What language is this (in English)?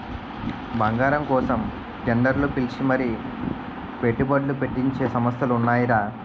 Telugu